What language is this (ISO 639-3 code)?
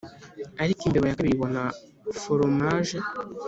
kin